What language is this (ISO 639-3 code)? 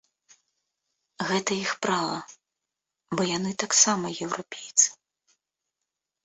bel